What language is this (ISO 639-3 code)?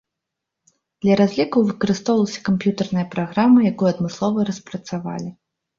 bel